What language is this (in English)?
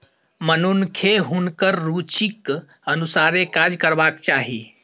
Maithili